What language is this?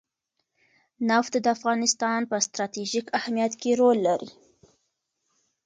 Pashto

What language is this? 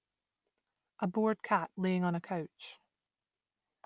English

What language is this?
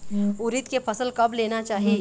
Chhattisgarhi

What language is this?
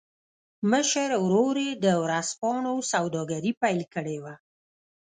Pashto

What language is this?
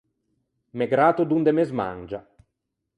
Ligurian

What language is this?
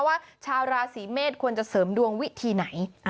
Thai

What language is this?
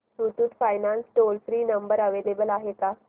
Marathi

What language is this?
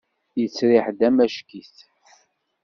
Kabyle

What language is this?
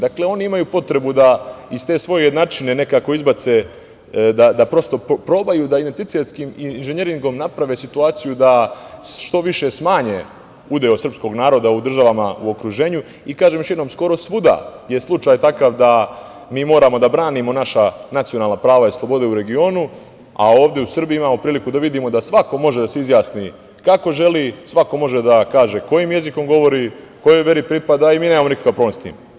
Serbian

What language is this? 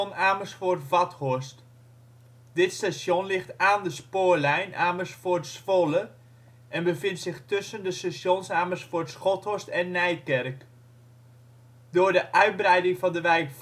Dutch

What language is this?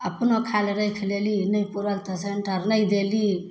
Maithili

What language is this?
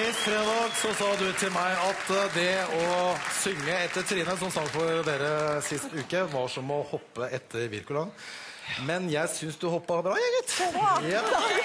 Norwegian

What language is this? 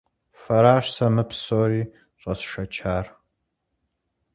Kabardian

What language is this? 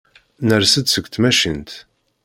Kabyle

